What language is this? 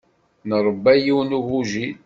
Kabyle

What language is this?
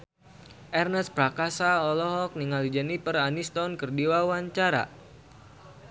Sundanese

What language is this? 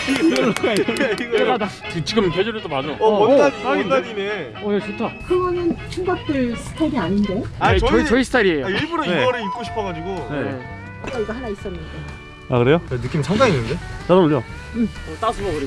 Korean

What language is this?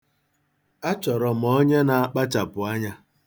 Igbo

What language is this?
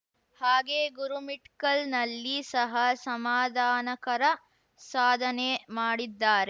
Kannada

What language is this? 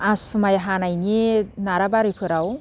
Bodo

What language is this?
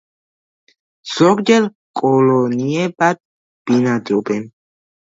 Georgian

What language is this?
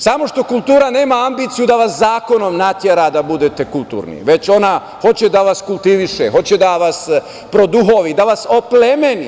Serbian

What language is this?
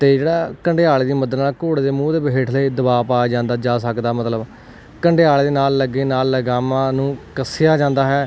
Punjabi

